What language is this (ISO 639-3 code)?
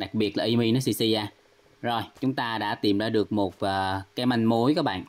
vie